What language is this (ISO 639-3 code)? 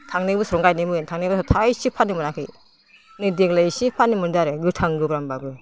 brx